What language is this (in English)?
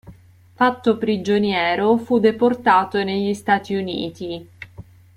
Italian